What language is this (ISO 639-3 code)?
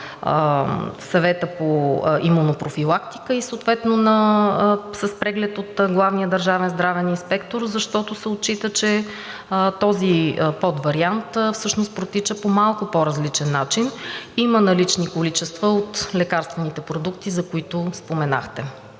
bul